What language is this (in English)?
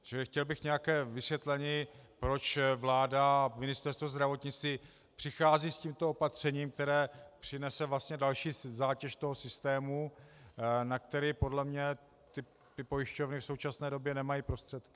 Czech